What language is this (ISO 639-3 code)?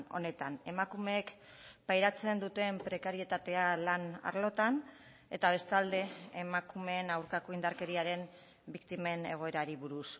eus